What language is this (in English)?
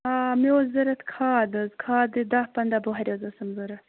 Kashmiri